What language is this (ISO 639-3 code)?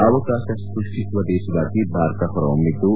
kan